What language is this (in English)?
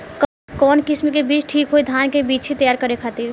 Bhojpuri